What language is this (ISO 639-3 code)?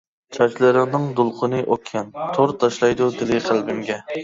uig